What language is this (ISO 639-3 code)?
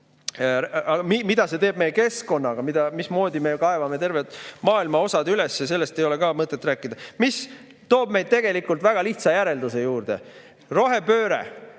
est